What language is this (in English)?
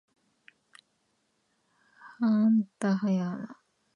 Japanese